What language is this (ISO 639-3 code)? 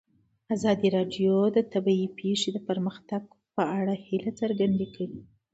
pus